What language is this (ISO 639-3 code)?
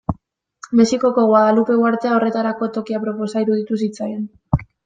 eus